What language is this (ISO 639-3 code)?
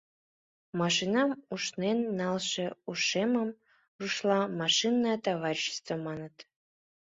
chm